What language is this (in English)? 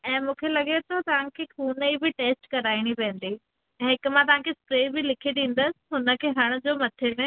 Sindhi